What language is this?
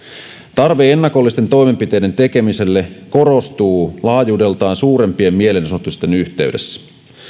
Finnish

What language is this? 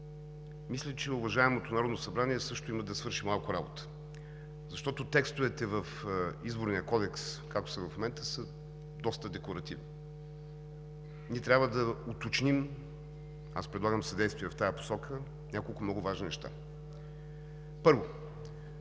Bulgarian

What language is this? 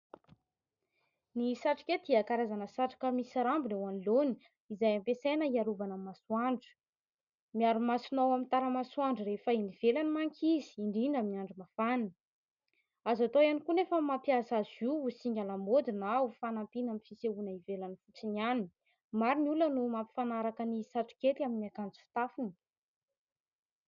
Malagasy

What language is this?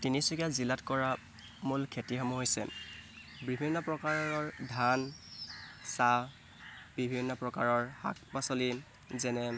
Assamese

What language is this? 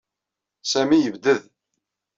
Kabyle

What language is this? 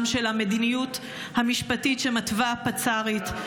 Hebrew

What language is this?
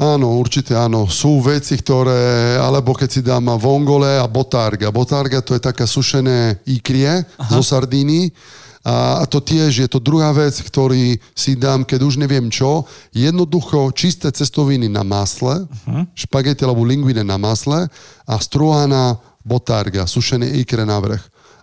Slovak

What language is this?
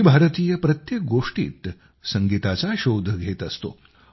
Marathi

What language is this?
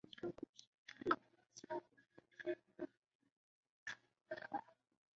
Chinese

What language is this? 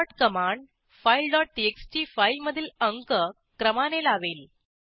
Marathi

